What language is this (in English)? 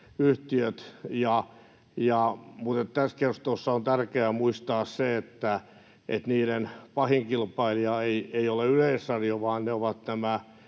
Finnish